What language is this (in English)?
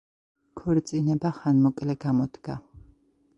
Georgian